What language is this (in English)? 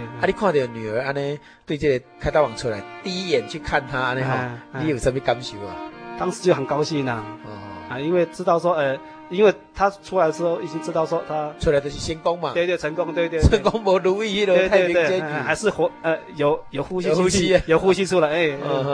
Chinese